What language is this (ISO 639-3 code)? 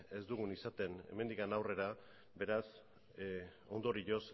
eus